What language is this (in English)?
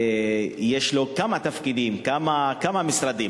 Hebrew